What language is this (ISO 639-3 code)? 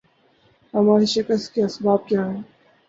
urd